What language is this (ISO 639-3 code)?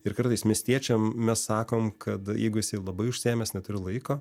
lit